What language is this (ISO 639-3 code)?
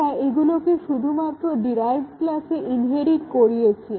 ben